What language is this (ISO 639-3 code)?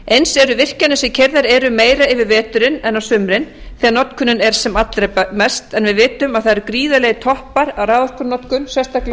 isl